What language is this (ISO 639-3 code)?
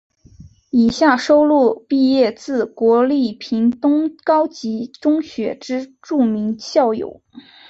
zho